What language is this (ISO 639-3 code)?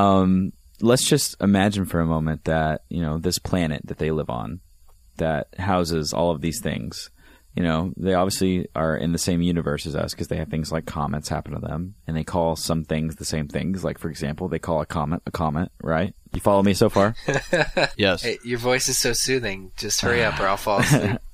eng